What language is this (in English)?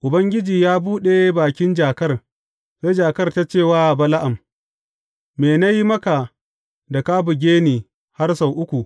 Hausa